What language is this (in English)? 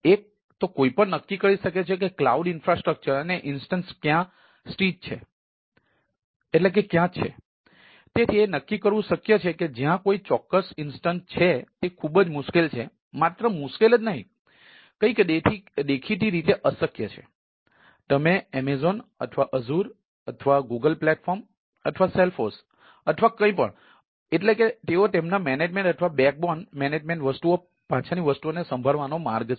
Gujarati